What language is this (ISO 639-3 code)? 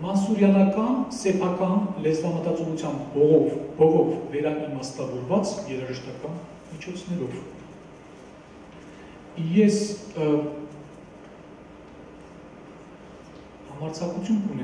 tur